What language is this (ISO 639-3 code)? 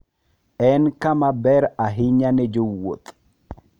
luo